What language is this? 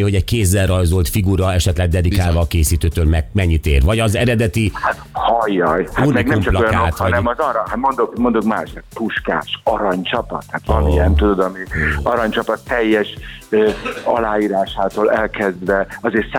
Hungarian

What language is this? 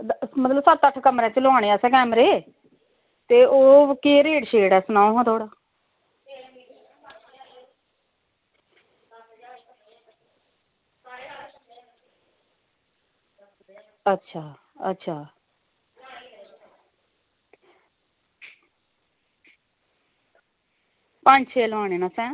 Dogri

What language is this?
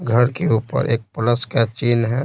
Hindi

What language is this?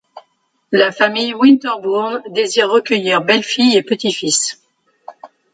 French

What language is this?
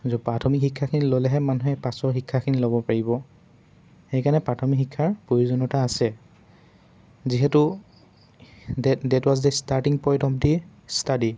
Assamese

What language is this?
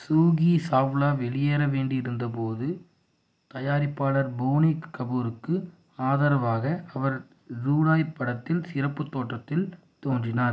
Tamil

